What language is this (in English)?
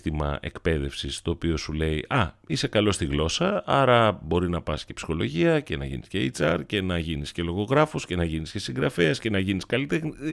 Greek